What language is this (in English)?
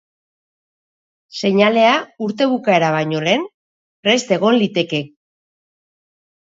Basque